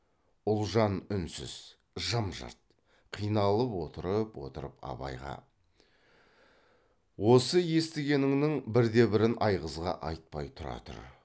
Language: Kazakh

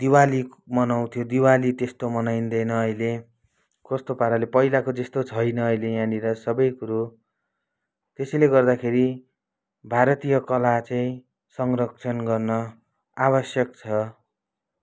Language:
Nepali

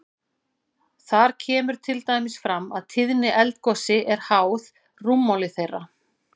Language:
Icelandic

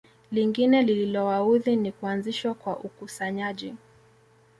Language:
Swahili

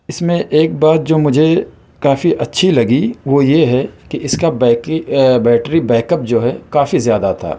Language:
Urdu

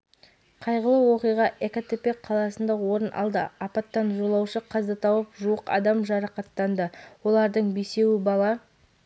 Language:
Kazakh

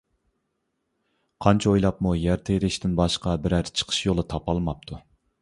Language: Uyghur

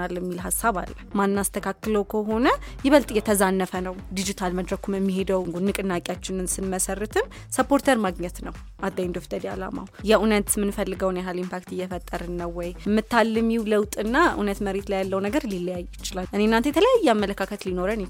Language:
Amharic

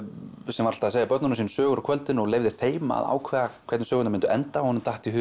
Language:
Icelandic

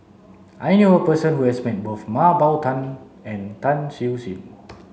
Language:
English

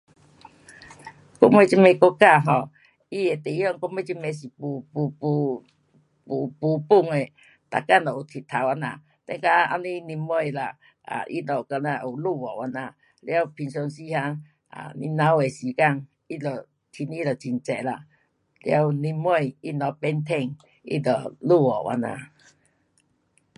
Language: Pu-Xian Chinese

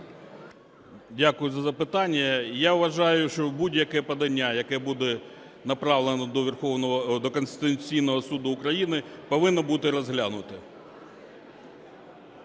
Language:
Ukrainian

